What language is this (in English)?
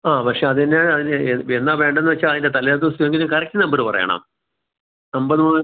Malayalam